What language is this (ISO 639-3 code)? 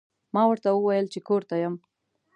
pus